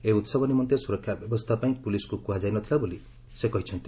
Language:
Odia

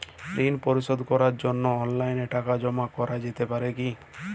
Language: Bangla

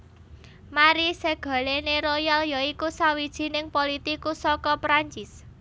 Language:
Javanese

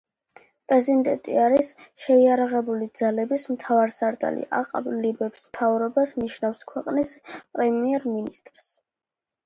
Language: Georgian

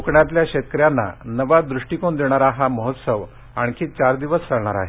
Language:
Marathi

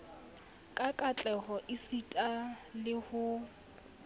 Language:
Southern Sotho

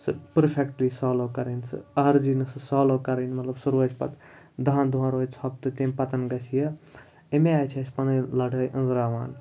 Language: Kashmiri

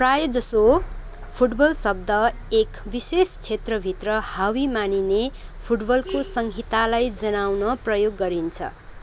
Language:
Nepali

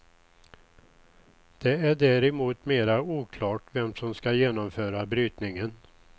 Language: Swedish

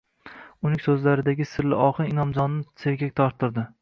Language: Uzbek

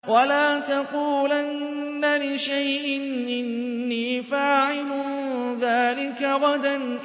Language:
Arabic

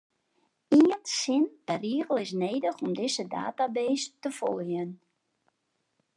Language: Western Frisian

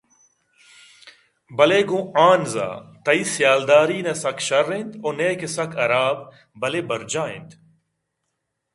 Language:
Eastern Balochi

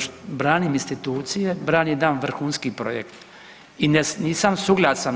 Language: Croatian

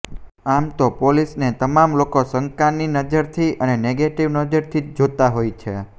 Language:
Gujarati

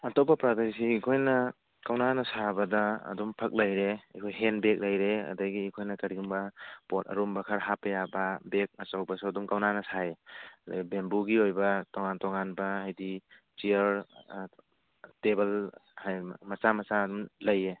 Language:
Manipuri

